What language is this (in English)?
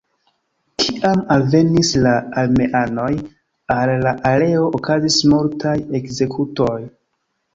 Esperanto